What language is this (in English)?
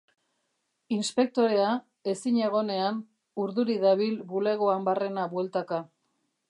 Basque